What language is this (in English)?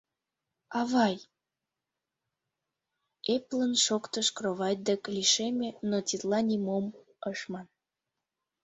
Mari